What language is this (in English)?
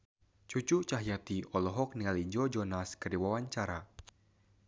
Sundanese